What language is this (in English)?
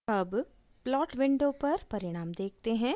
Hindi